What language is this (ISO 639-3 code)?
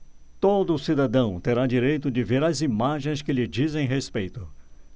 por